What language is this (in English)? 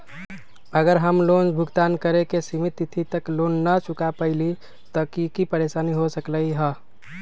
Magahi